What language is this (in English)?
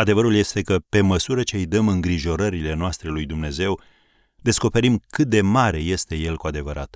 Romanian